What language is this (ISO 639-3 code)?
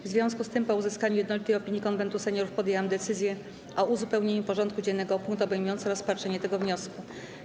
pol